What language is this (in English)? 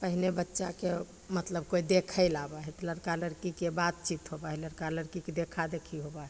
Maithili